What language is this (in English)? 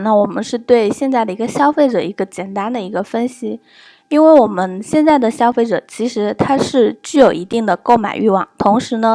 Chinese